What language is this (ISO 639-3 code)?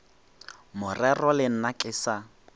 nso